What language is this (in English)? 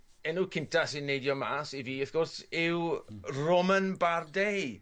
Welsh